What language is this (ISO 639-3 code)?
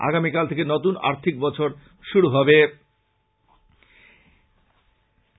ben